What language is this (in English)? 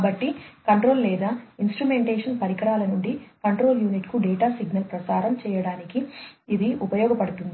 Telugu